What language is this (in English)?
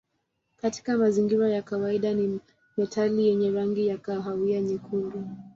Swahili